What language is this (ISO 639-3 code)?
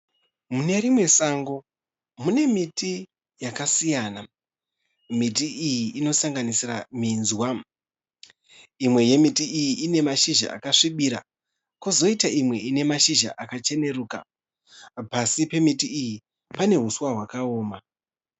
sna